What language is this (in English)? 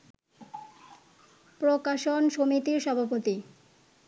Bangla